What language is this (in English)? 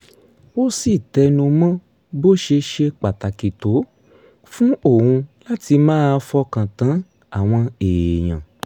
Yoruba